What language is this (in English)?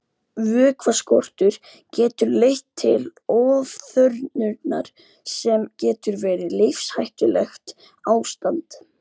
Icelandic